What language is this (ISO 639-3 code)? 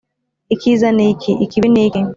kin